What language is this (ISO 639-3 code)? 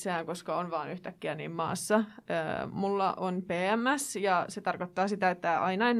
fin